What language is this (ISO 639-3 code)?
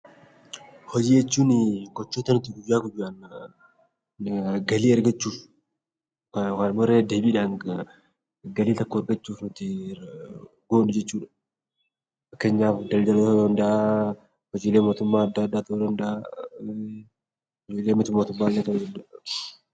orm